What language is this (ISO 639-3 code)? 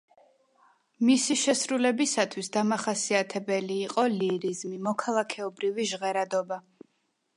kat